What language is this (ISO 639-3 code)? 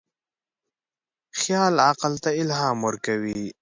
pus